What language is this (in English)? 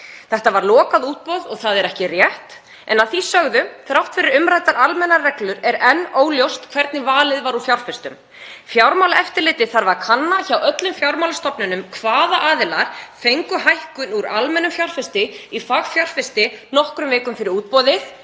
Icelandic